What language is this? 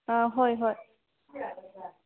Manipuri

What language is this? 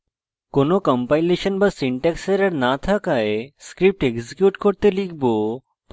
Bangla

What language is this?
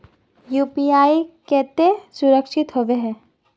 Magahi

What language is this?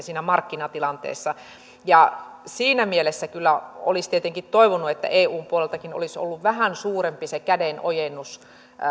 Finnish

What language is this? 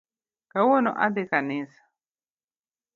Luo (Kenya and Tanzania)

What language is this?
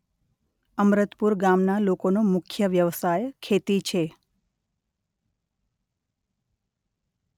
Gujarati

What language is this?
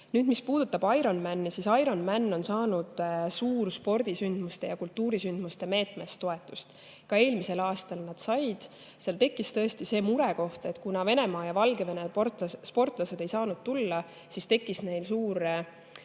Estonian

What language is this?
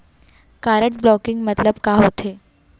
Chhattisgarhi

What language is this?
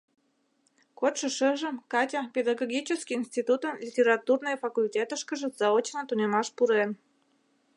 Mari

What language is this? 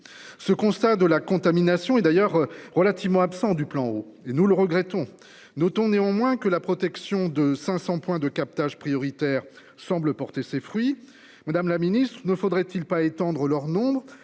French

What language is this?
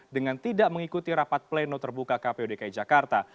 Indonesian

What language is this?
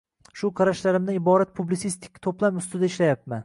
Uzbek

